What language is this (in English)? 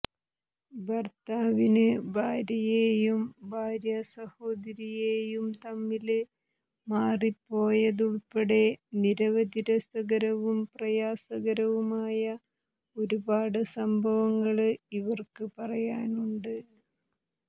Malayalam